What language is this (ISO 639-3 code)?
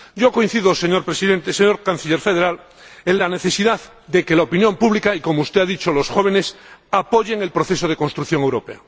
spa